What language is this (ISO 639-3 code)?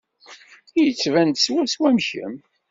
kab